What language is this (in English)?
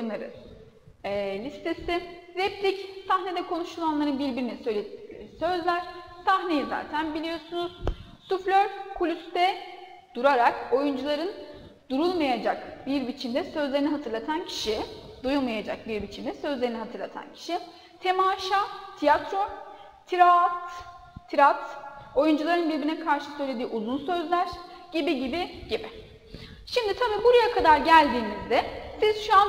Turkish